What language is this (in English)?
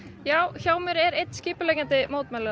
Icelandic